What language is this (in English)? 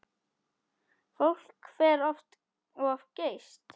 Icelandic